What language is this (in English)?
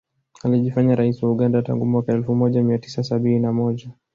Swahili